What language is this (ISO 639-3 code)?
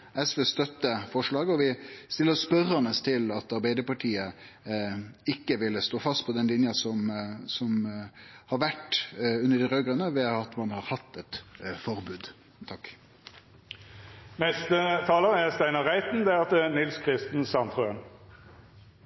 nno